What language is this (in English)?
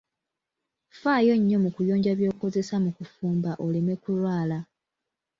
Ganda